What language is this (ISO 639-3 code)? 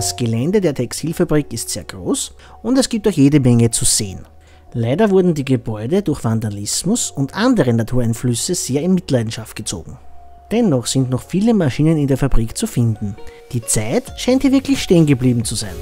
deu